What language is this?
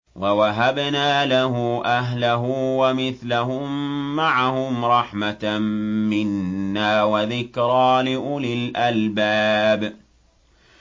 Arabic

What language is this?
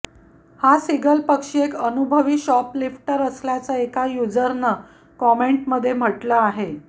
Marathi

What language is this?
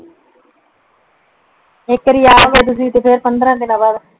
Punjabi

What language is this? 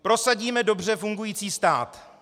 Czech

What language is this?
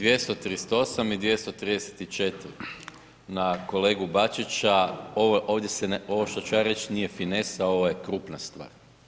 Croatian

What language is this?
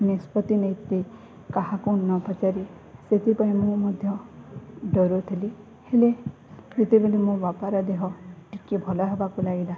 Odia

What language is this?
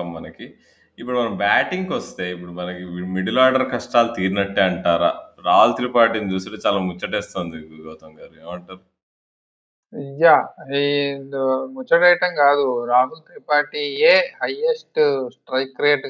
Telugu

